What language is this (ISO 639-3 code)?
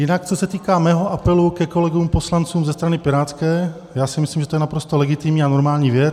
ces